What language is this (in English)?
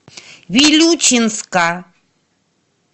Russian